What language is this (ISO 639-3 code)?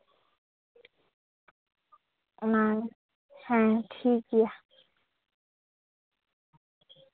sat